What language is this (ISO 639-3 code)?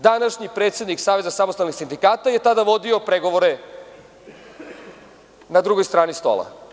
srp